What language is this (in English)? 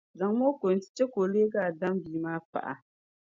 Dagbani